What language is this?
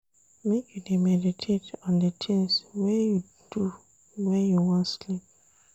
Nigerian Pidgin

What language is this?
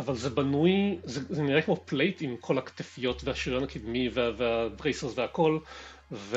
Hebrew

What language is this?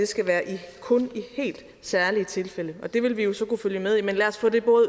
Danish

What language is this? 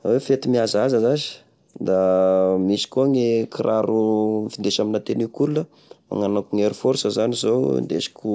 Tesaka Malagasy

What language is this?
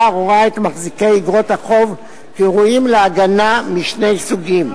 Hebrew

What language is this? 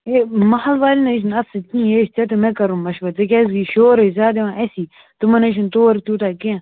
Kashmiri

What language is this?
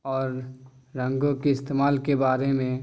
Urdu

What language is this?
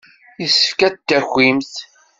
Kabyle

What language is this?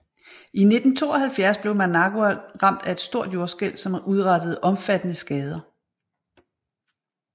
Danish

